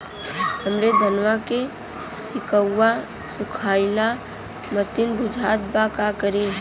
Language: Bhojpuri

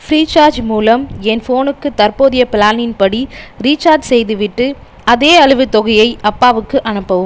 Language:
Tamil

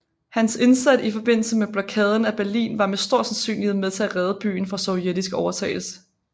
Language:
Danish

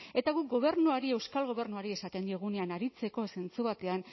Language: Basque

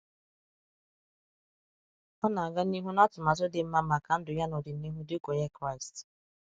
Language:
Igbo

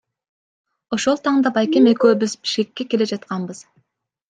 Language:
Kyrgyz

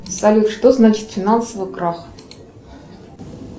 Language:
Russian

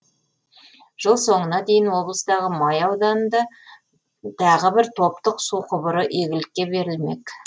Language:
Kazakh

